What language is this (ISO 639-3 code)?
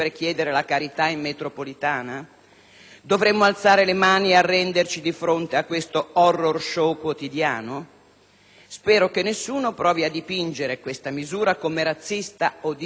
ita